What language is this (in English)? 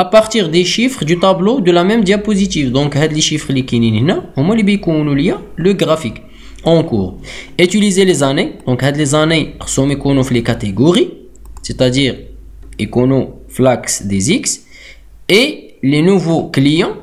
French